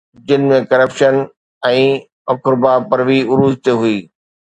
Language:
Sindhi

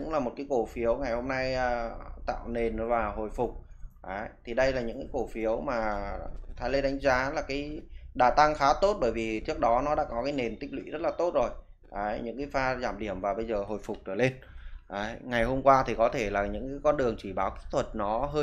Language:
Vietnamese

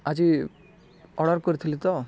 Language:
Odia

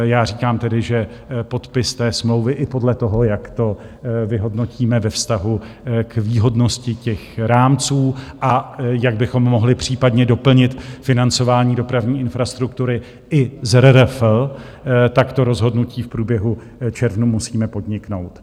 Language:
Czech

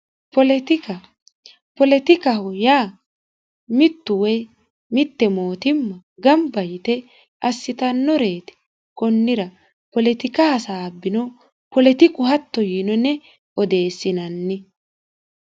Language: Sidamo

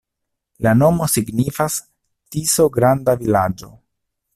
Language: Esperanto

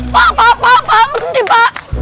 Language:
Indonesian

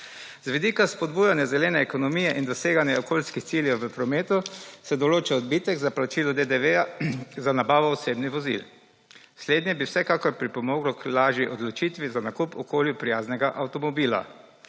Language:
Slovenian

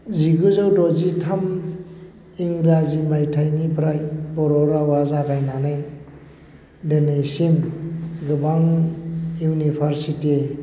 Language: Bodo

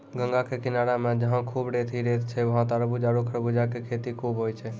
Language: Maithili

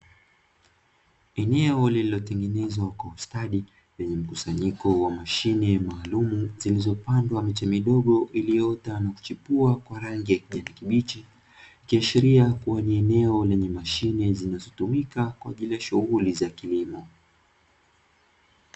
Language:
Swahili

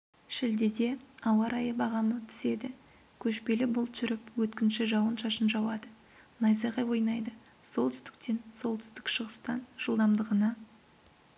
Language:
Kazakh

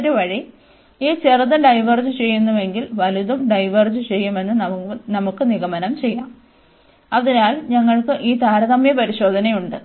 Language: Malayalam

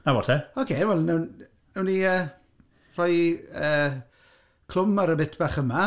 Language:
Welsh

